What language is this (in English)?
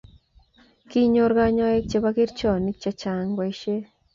Kalenjin